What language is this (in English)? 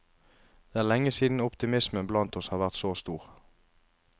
Norwegian